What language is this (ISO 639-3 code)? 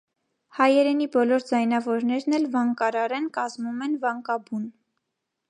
hye